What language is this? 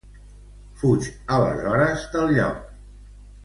Catalan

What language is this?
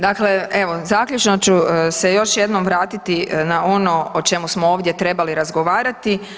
Croatian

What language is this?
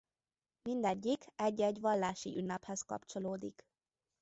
Hungarian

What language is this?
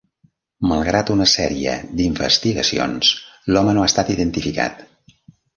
Catalan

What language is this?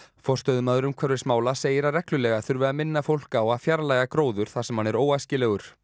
Icelandic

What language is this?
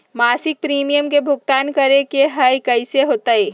Magahi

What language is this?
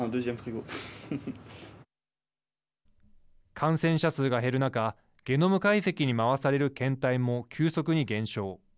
Japanese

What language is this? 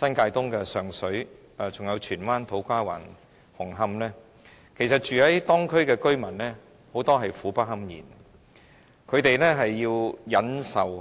Cantonese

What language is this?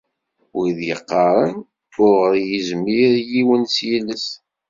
Kabyle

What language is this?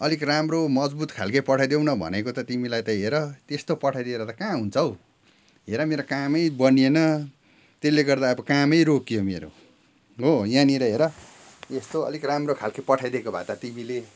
Nepali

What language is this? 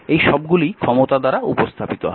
Bangla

